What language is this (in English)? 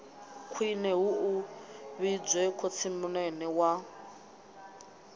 Venda